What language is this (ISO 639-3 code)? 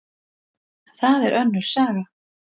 isl